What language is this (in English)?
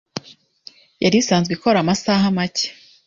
Kinyarwanda